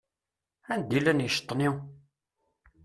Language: Kabyle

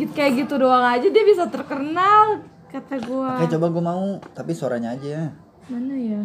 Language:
Indonesian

